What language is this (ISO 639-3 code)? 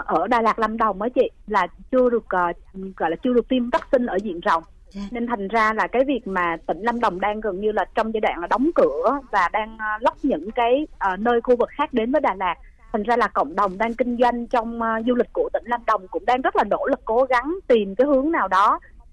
vie